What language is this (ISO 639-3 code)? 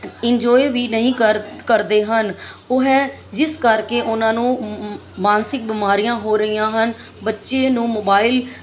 pan